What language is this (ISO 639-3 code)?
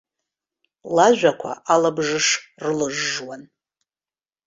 abk